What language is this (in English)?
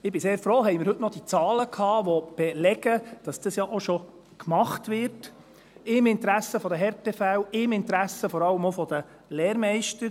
Swiss German